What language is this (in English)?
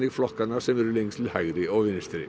Icelandic